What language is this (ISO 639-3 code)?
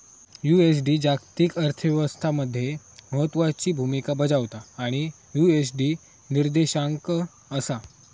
mar